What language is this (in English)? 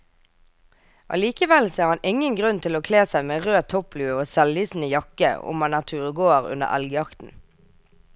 Norwegian